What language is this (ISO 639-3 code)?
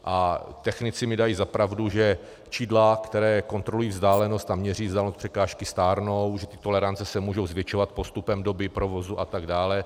ces